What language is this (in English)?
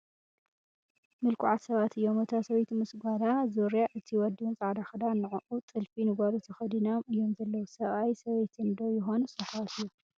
Tigrinya